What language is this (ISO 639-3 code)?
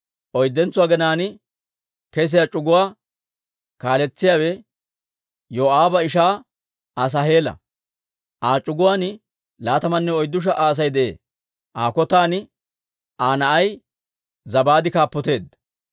dwr